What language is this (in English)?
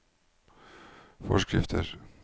Norwegian